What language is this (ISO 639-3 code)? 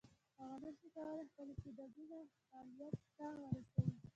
pus